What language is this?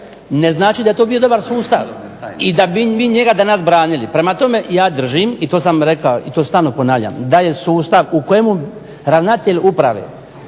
Croatian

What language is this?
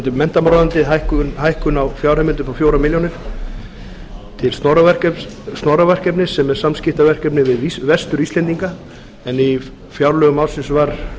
Icelandic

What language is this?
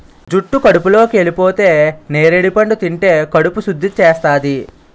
Telugu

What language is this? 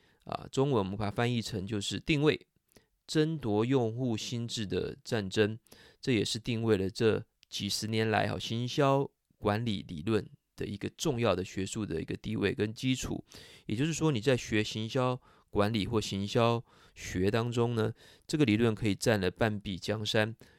Chinese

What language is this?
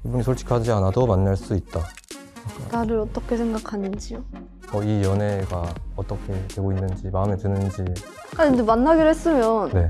Korean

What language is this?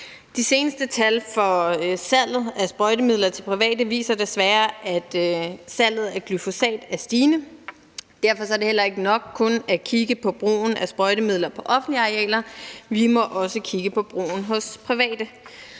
Danish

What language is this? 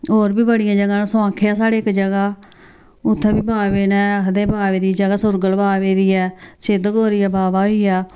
Dogri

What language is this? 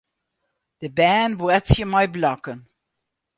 Western Frisian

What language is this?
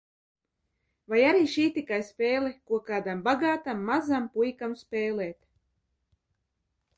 Latvian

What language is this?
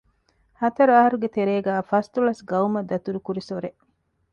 Divehi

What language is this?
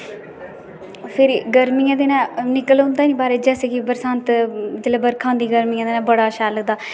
Dogri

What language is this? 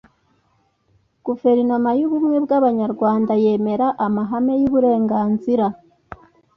Kinyarwanda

